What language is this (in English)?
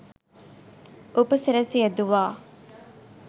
Sinhala